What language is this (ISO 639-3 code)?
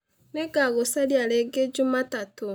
kik